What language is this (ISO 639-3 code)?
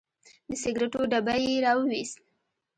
pus